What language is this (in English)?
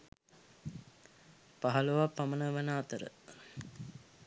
Sinhala